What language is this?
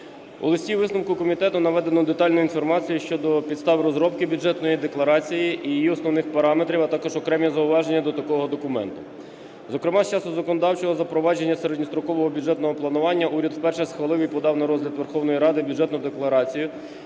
Ukrainian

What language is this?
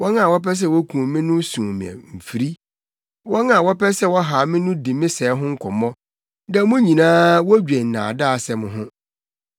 Akan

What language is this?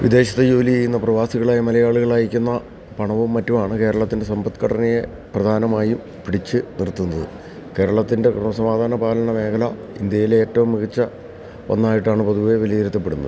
Malayalam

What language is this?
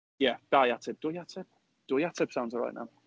Welsh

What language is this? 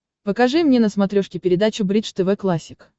Russian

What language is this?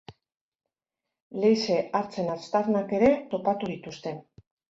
Basque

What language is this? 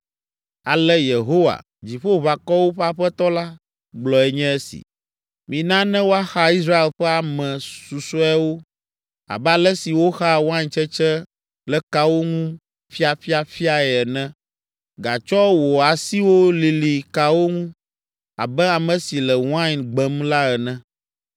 Ewe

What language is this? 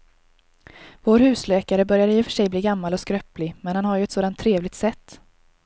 Swedish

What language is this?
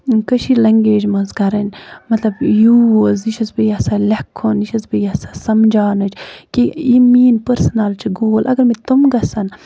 Kashmiri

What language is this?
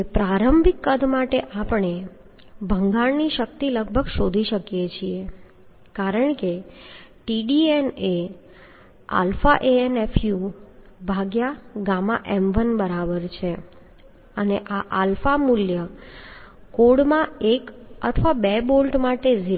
Gujarati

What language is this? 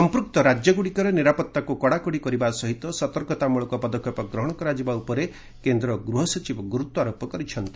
Odia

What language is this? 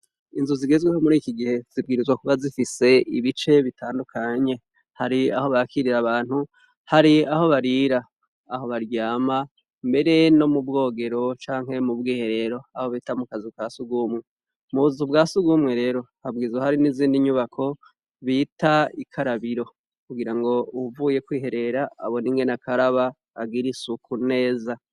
Rundi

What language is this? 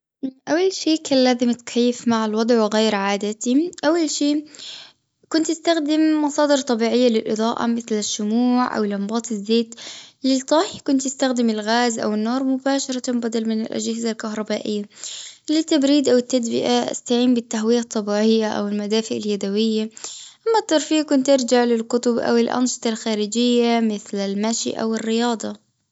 Gulf Arabic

